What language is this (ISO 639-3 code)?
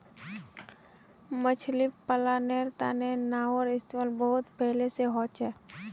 mag